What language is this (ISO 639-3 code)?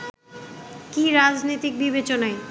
ben